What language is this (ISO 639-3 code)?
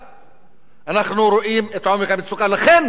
heb